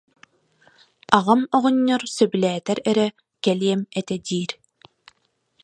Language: Yakut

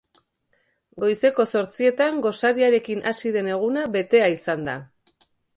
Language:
Basque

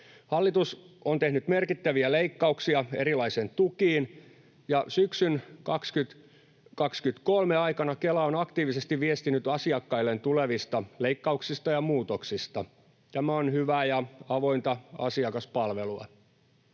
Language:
Finnish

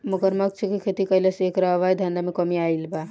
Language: Bhojpuri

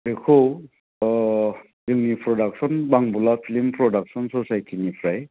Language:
Bodo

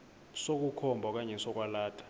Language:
Xhosa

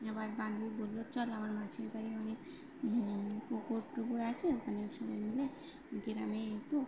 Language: Bangla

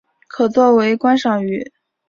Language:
Chinese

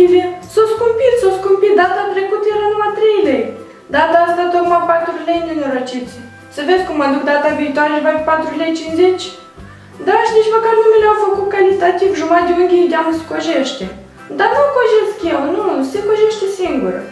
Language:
Romanian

